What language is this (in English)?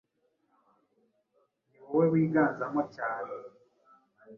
Kinyarwanda